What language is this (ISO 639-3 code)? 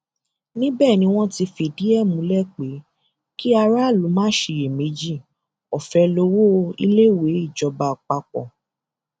yor